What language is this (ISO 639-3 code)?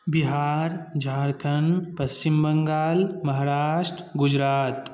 mai